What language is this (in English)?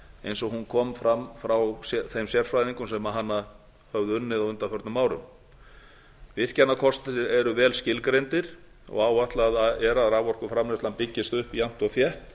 Icelandic